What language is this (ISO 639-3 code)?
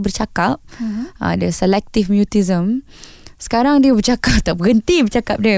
msa